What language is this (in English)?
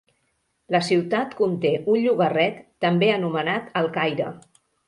Catalan